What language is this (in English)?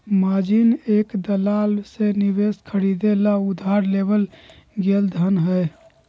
Magahi